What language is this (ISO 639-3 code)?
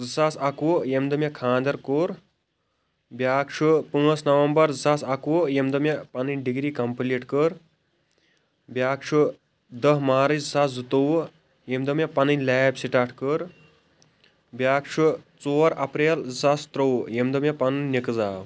kas